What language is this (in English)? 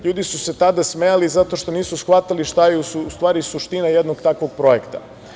Serbian